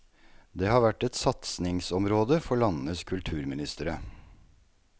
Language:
Norwegian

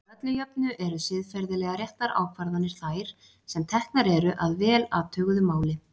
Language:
Icelandic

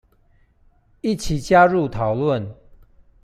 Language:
Chinese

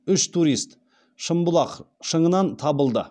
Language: Kazakh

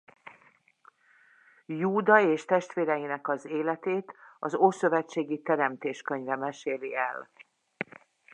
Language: Hungarian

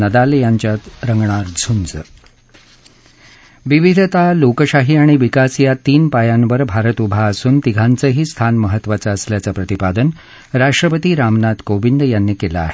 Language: Marathi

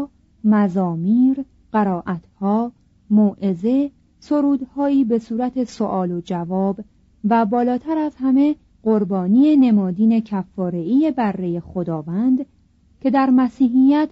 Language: Persian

